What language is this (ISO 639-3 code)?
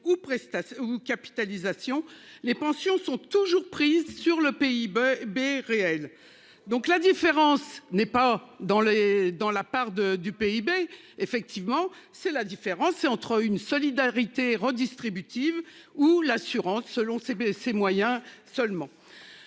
fra